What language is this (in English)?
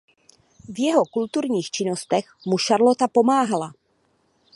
Czech